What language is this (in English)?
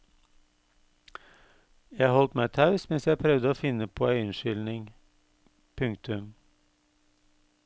Norwegian